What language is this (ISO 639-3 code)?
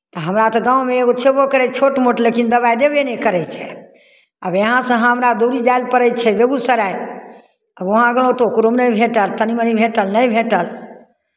mai